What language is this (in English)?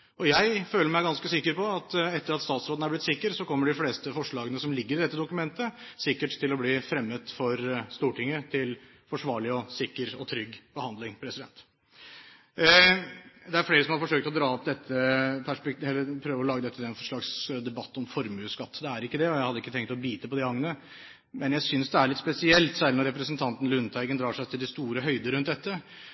Norwegian Bokmål